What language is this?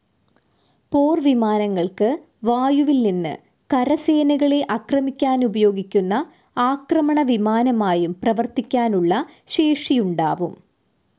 Malayalam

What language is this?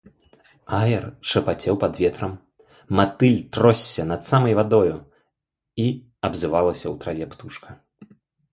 Belarusian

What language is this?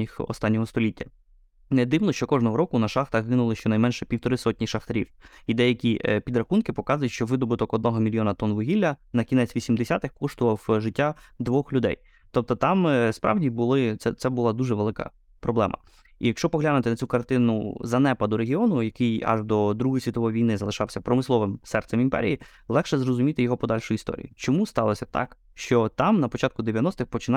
Ukrainian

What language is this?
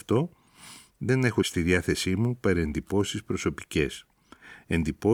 Greek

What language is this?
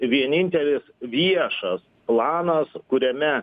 Lithuanian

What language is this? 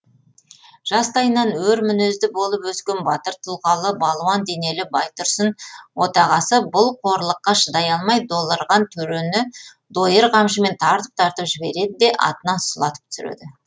Kazakh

